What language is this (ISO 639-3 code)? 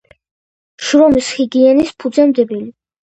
kat